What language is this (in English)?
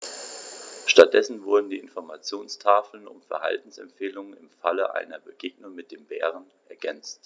German